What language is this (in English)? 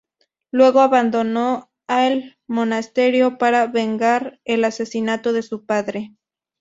Spanish